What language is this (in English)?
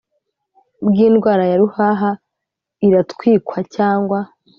Kinyarwanda